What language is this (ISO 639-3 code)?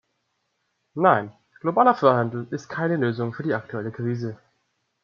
deu